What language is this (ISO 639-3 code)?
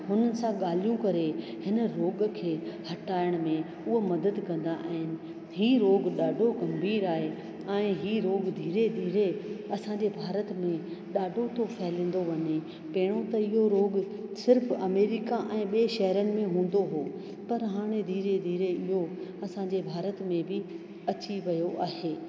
snd